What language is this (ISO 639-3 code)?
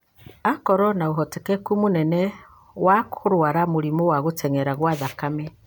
kik